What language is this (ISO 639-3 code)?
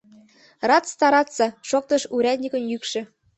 chm